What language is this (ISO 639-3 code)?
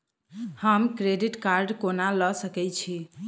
mai